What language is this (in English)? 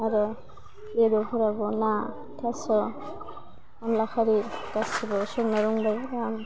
Bodo